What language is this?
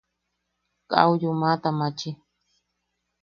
Yaqui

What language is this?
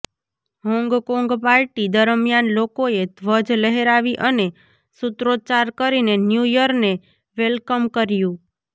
Gujarati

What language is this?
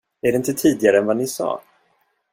Swedish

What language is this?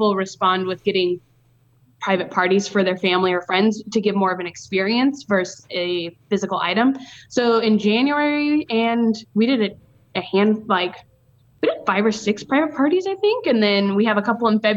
English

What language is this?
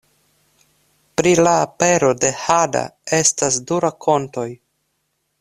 Esperanto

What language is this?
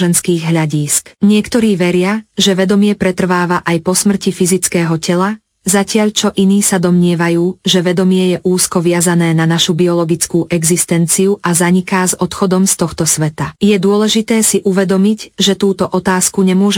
Slovak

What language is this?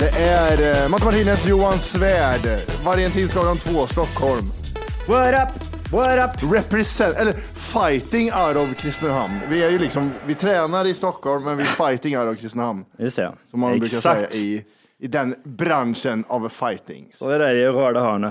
Swedish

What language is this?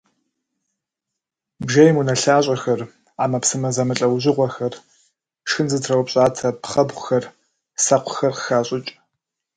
Kabardian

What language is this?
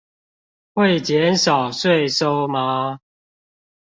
Chinese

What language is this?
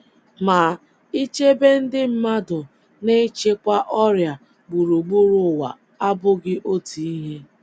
Igbo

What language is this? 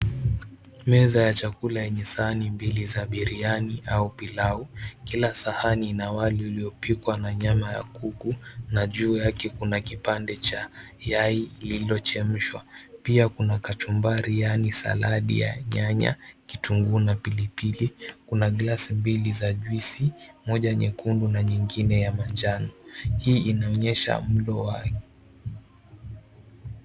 Swahili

